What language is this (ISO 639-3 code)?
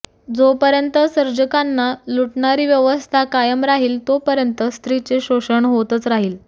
mar